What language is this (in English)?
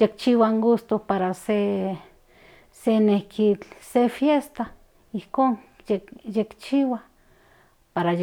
Central Nahuatl